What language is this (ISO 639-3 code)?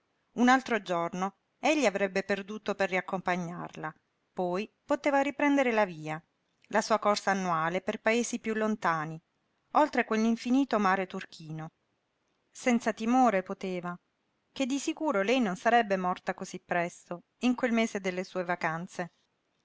ita